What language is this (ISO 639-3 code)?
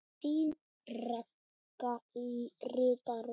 isl